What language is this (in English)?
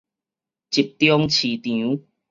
Min Nan Chinese